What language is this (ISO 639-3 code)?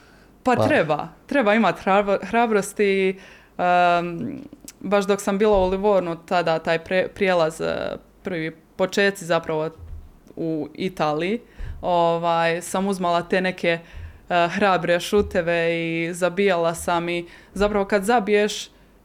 hrv